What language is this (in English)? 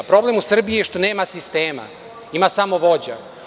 Serbian